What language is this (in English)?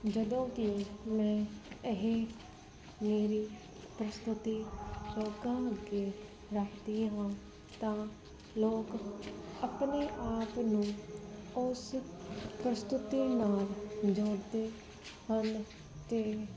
Punjabi